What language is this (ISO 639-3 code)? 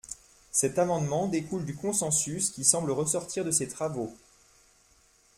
fra